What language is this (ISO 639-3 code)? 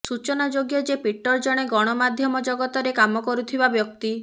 ori